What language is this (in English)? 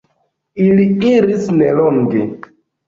Esperanto